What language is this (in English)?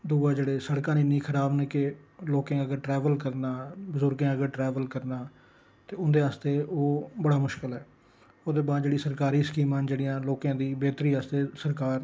Dogri